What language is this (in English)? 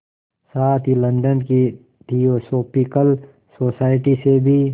Hindi